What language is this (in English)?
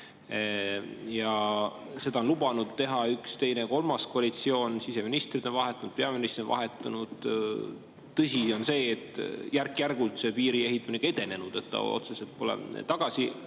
Estonian